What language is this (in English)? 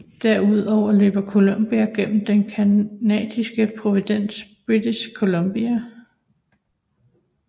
Danish